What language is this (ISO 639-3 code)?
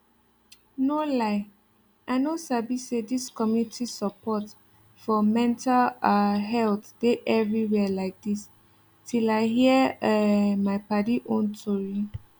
pcm